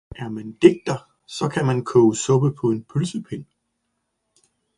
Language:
Danish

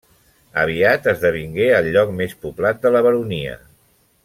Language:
Catalan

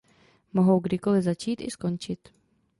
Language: Czech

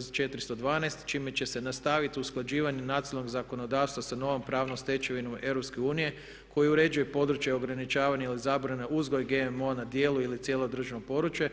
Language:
Croatian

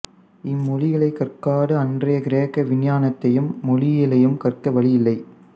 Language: Tamil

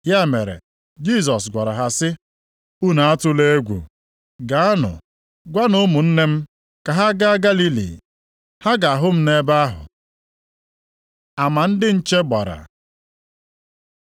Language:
Igbo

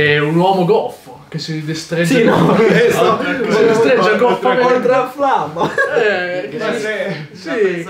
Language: Italian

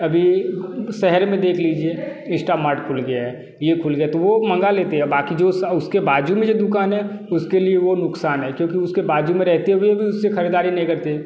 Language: Hindi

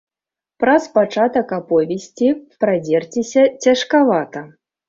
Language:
Belarusian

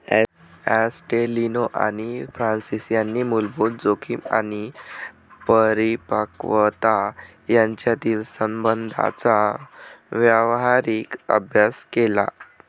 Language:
Marathi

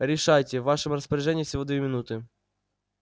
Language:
Russian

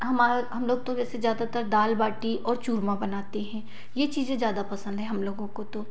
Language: Hindi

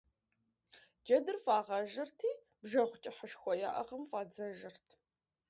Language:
Kabardian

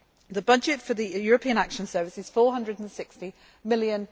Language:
English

